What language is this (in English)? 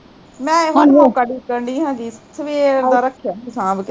Punjabi